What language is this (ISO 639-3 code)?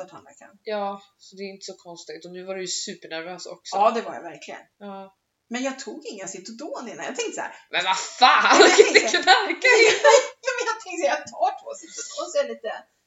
swe